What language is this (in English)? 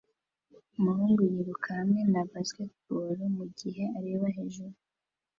Kinyarwanda